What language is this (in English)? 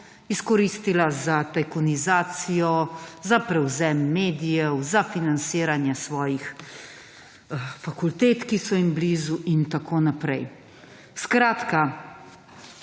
Slovenian